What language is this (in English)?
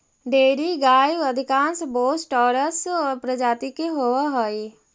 Magahi